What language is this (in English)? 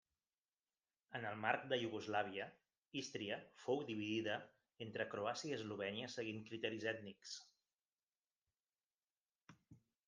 Catalan